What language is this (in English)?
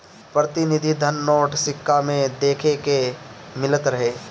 Bhojpuri